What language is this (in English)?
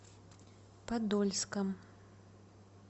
Russian